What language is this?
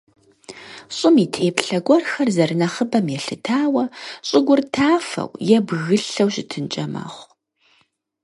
Kabardian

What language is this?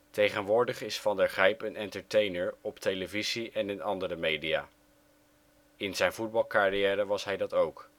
Dutch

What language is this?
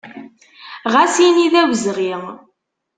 Kabyle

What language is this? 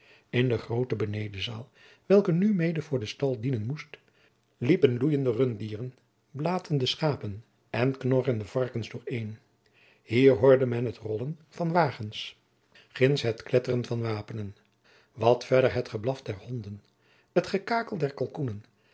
Dutch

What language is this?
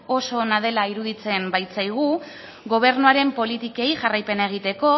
Basque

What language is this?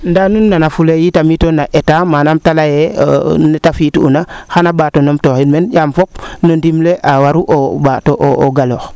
Serer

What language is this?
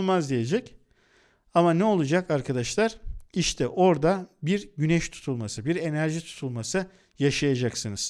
Turkish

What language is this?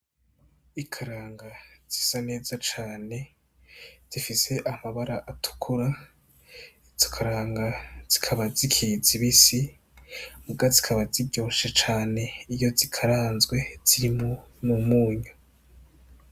Rundi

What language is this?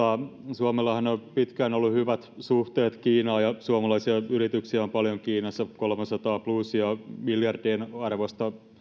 Finnish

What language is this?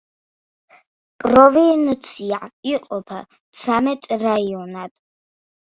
Georgian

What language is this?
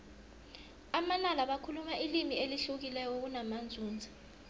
South Ndebele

